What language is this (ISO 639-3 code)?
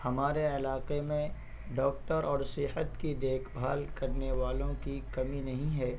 urd